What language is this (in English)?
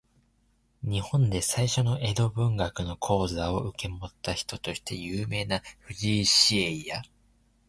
Japanese